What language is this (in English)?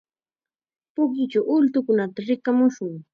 Chiquián Ancash Quechua